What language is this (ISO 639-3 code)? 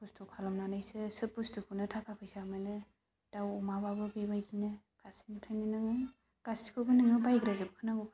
brx